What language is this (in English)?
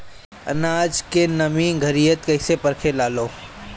Bhojpuri